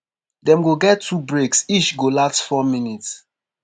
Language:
Nigerian Pidgin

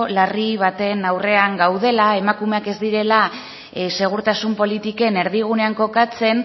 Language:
Basque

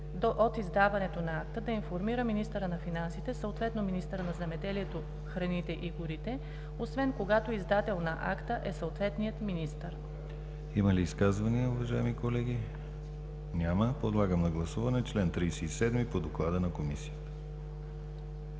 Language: Bulgarian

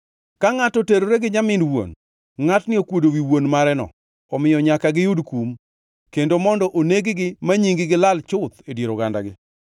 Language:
Luo (Kenya and Tanzania)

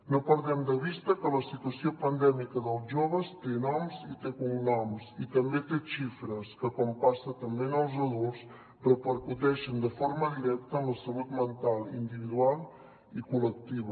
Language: Catalan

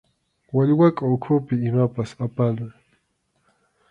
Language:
Arequipa-La Unión Quechua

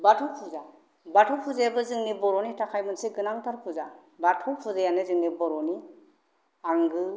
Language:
Bodo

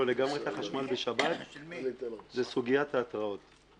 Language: Hebrew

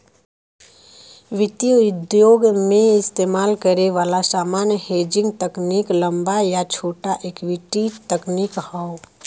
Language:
Bhojpuri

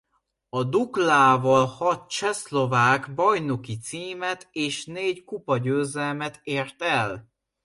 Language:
Hungarian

